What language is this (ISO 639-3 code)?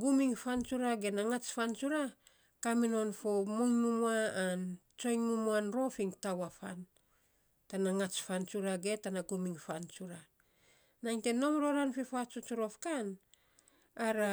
sps